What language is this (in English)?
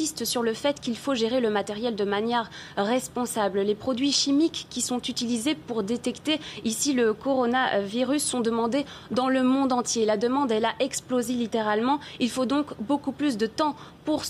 French